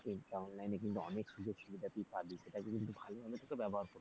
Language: Bangla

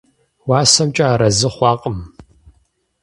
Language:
Kabardian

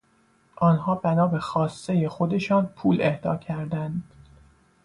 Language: Persian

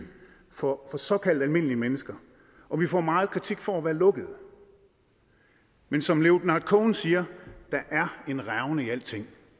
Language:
Danish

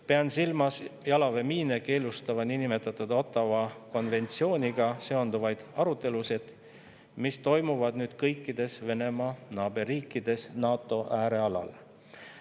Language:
Estonian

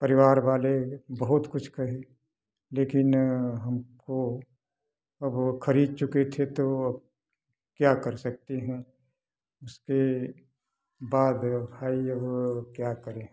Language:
Hindi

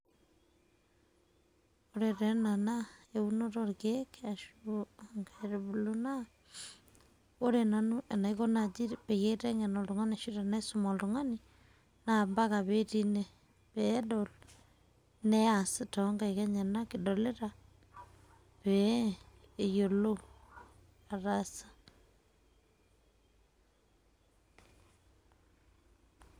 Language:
Masai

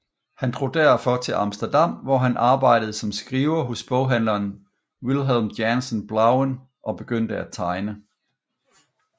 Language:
Danish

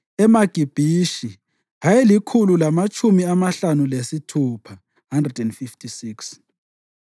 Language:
North Ndebele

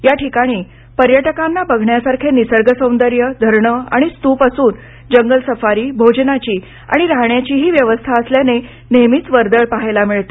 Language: Marathi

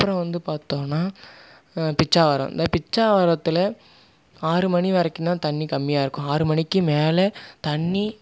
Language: Tamil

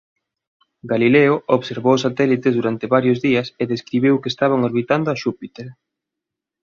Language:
Galician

